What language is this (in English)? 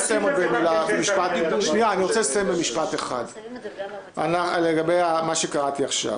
Hebrew